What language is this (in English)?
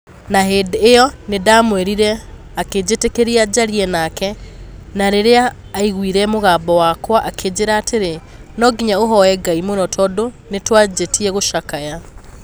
Kikuyu